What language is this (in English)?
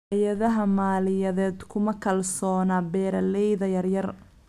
Somali